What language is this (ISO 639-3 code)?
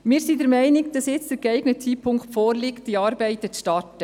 gsw